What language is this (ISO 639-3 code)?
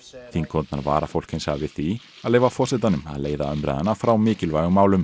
isl